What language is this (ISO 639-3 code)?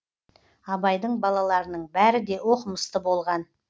kaz